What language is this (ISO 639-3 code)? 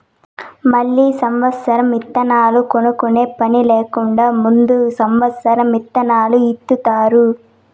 tel